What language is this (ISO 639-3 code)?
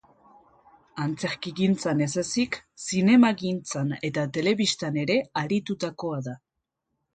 eus